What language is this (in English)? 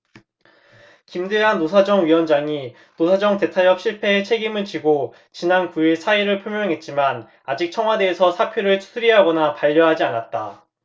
Korean